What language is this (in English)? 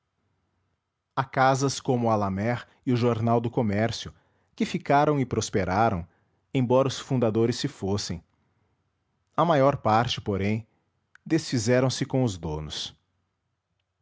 Portuguese